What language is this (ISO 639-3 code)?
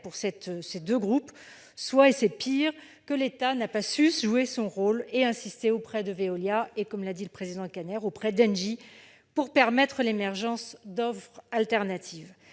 fra